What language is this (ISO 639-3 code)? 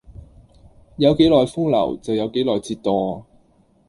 yue